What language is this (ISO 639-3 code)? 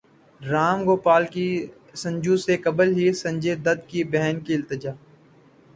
urd